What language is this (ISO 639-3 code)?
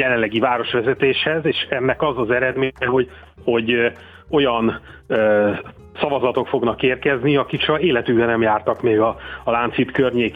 hun